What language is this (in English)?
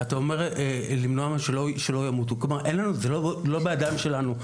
Hebrew